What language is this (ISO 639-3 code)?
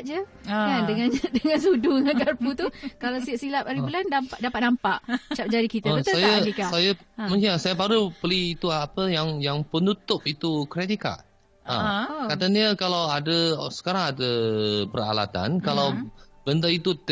msa